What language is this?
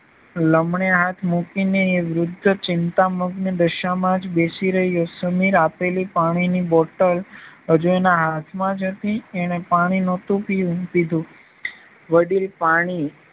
Gujarati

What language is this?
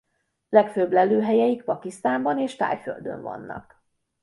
Hungarian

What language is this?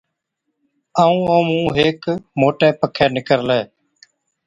Od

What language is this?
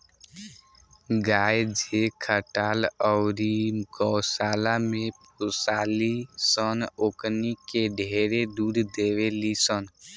Bhojpuri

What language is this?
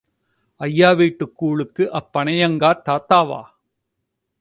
Tamil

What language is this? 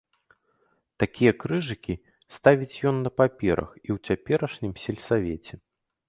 Belarusian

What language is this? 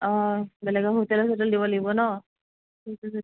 Assamese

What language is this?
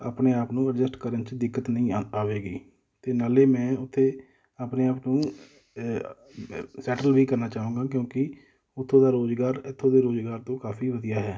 Punjabi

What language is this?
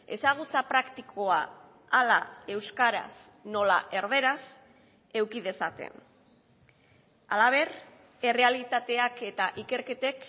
Basque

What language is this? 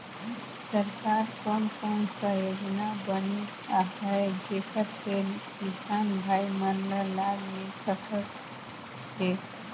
Chhattisgarhi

